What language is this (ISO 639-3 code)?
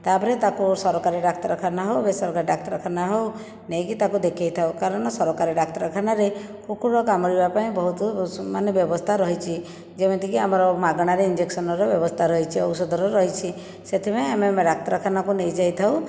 ori